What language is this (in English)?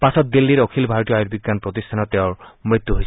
Assamese